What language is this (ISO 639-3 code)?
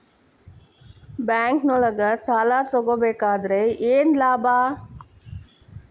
kan